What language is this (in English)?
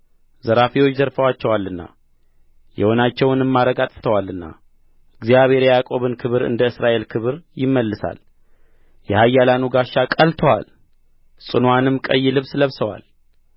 Amharic